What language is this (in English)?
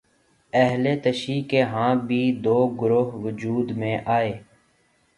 Urdu